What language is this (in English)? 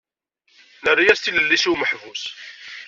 Kabyle